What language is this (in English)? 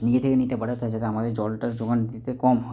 Bangla